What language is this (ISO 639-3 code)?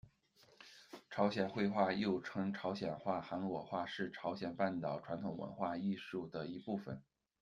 zho